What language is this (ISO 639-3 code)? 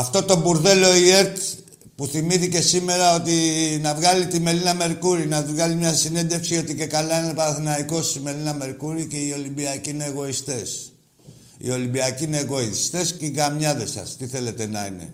ell